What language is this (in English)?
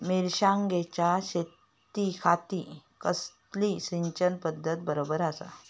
Marathi